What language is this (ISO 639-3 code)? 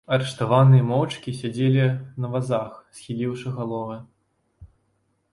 bel